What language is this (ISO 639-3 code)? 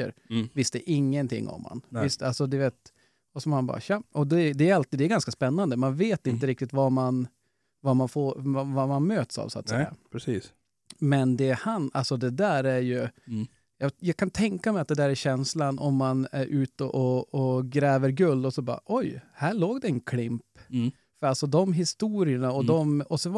swe